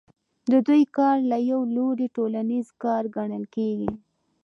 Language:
Pashto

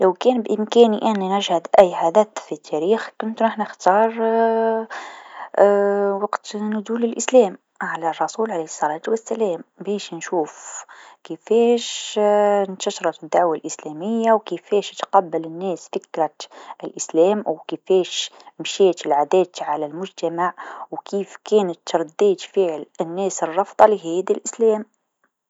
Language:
Tunisian Arabic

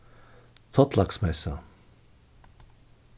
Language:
Faroese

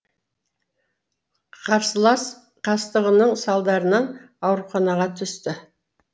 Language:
Kazakh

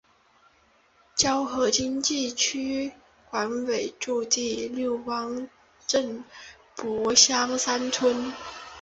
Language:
Chinese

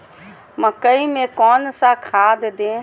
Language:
Magahi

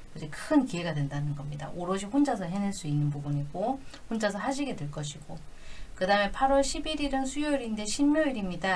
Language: Korean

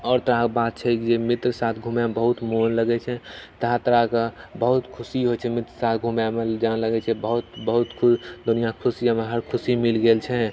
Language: Maithili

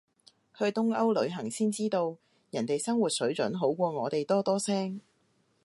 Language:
Cantonese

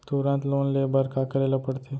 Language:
Chhattisgarhi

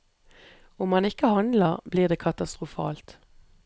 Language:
Norwegian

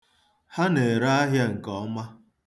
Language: Igbo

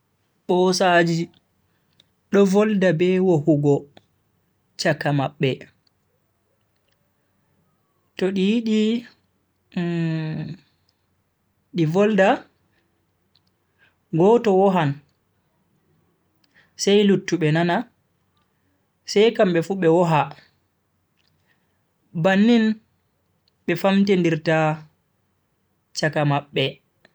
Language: Bagirmi Fulfulde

